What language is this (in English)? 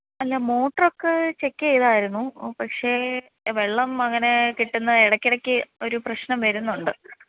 Malayalam